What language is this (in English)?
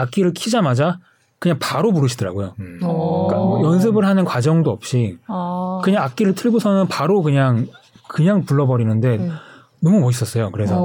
Korean